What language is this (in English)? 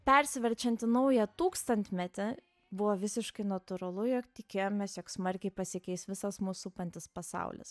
Lithuanian